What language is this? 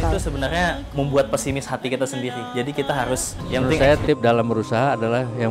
Indonesian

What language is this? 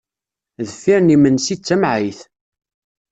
Kabyle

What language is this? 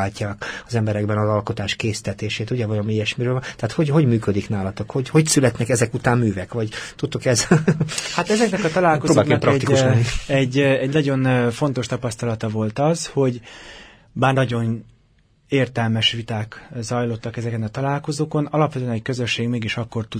Hungarian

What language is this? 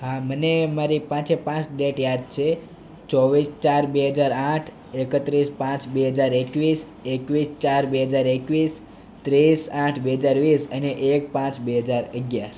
Gujarati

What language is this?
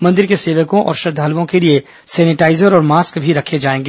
Hindi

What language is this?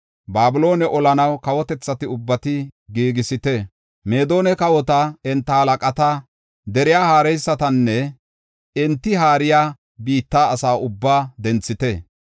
Gofa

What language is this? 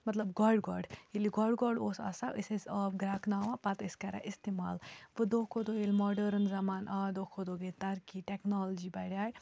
Kashmiri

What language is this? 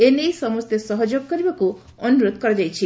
Odia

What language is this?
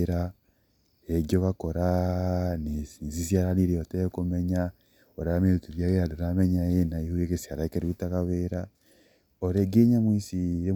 Kikuyu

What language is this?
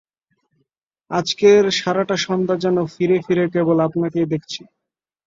Bangla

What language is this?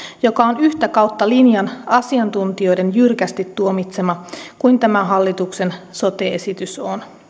Finnish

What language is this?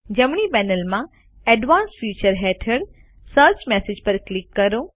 Gujarati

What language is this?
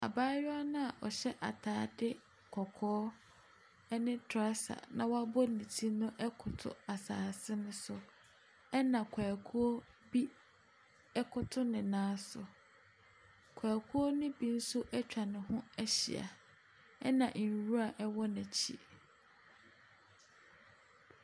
Akan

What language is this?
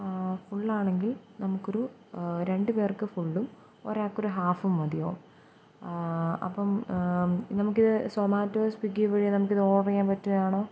Malayalam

